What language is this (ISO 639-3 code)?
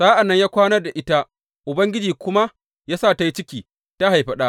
hau